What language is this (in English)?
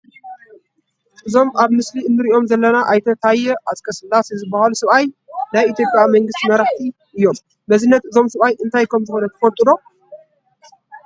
Tigrinya